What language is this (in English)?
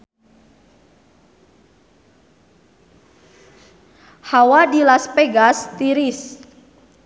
Sundanese